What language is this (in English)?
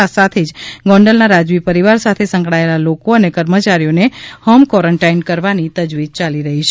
Gujarati